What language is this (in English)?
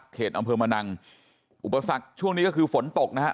Thai